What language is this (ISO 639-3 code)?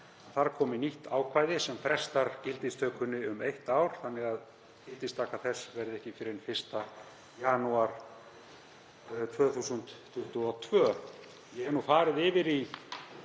isl